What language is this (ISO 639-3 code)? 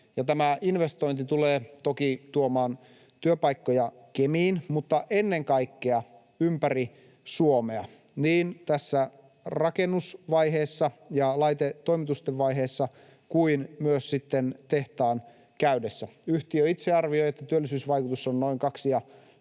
fin